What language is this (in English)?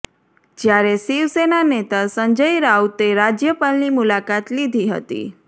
Gujarati